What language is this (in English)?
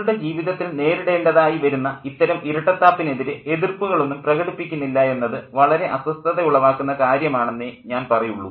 Malayalam